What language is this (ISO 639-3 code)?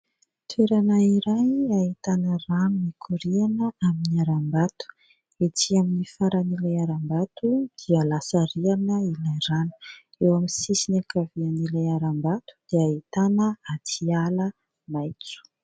mlg